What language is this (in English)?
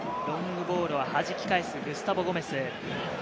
Japanese